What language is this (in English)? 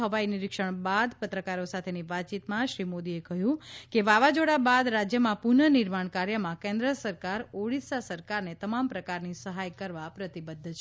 Gujarati